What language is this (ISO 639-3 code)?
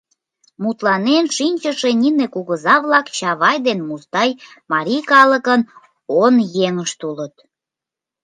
chm